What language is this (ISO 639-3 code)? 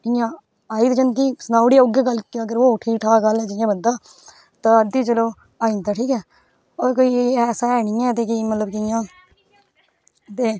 doi